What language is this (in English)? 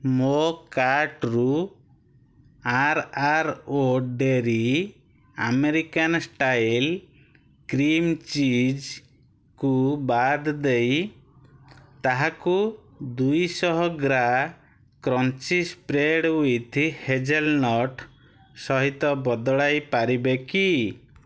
Odia